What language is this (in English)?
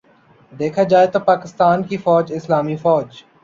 Urdu